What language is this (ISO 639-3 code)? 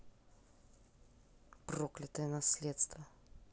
rus